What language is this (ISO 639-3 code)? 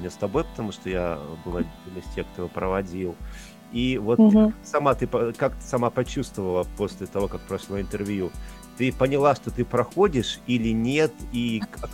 rus